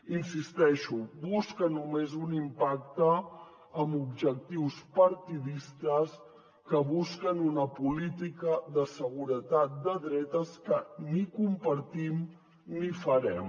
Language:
Catalan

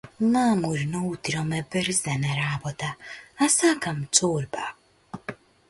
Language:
Macedonian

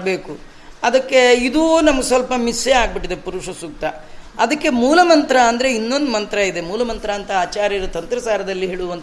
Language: Kannada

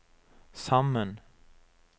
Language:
Norwegian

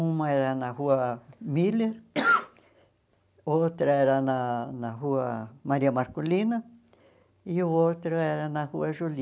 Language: Portuguese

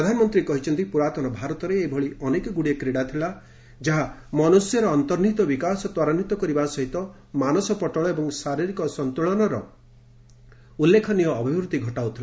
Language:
Odia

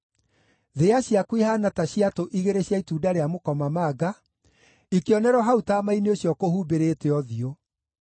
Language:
Kikuyu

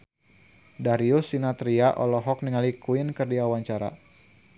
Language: Sundanese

